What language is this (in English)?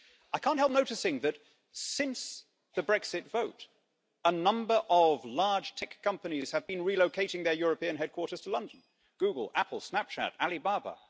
English